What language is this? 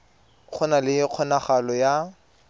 Tswana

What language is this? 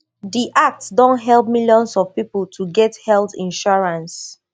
Nigerian Pidgin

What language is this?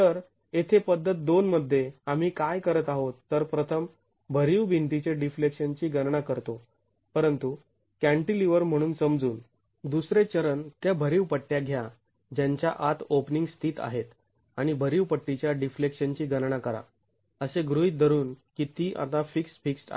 Marathi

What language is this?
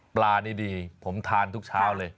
Thai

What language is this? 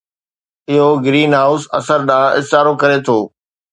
Sindhi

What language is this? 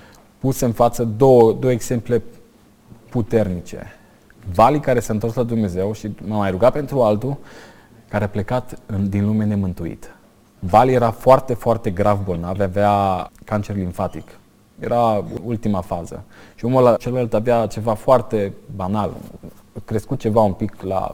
Romanian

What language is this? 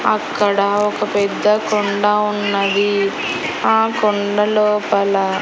Telugu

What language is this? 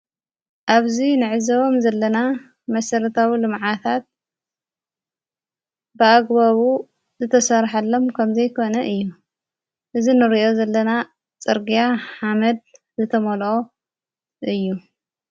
Tigrinya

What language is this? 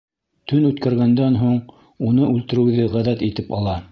Bashkir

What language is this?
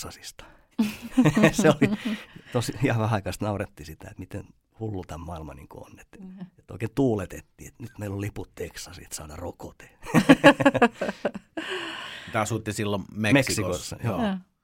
Finnish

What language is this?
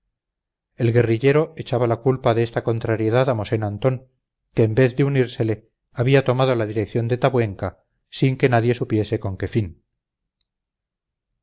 Spanish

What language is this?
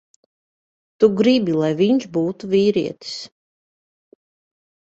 Latvian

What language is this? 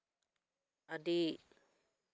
Santali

